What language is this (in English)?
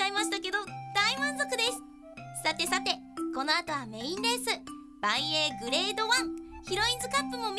Japanese